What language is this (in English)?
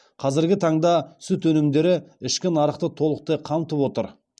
Kazakh